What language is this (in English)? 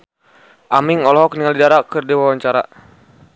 Sundanese